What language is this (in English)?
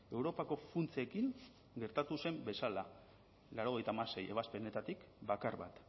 Basque